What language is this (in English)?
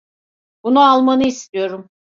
Turkish